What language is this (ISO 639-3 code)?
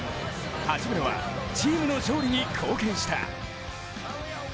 jpn